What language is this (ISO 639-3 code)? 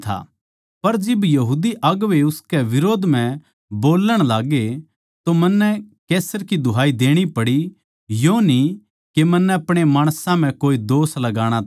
bgc